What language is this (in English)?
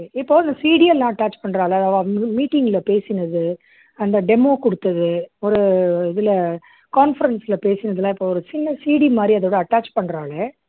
Tamil